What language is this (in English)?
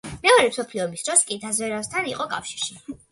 Georgian